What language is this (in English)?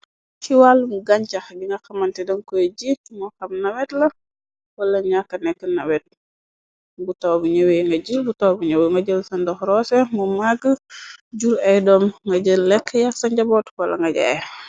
Wolof